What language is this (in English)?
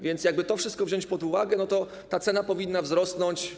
Polish